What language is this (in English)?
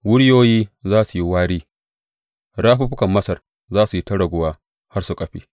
Hausa